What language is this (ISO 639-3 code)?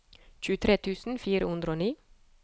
nor